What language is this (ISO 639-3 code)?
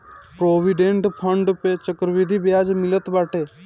bho